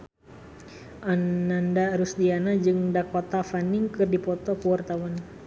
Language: Sundanese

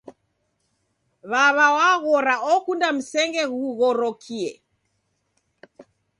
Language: Taita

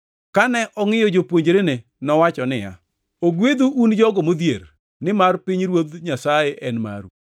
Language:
Luo (Kenya and Tanzania)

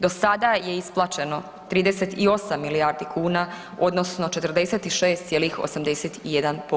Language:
Croatian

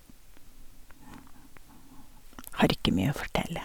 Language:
Norwegian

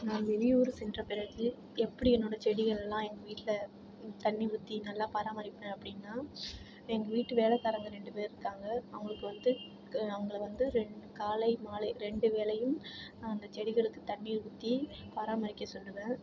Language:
Tamil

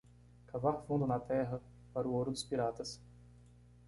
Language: Portuguese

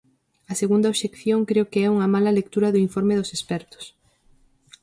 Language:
Galician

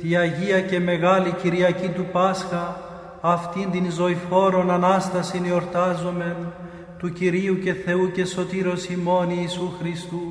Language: Greek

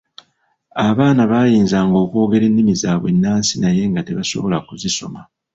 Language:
Ganda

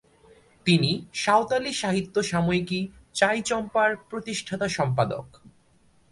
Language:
Bangla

